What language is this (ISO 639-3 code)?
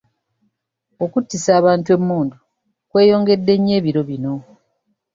lug